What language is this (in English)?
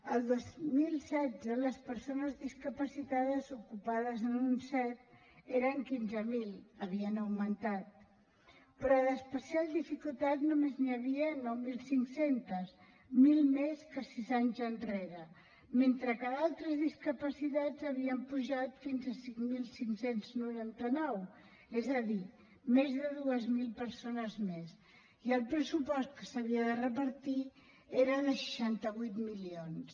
Catalan